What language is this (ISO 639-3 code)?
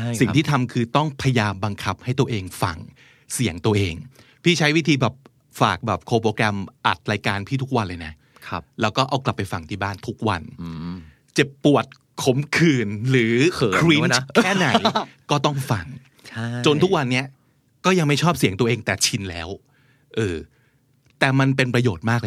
tha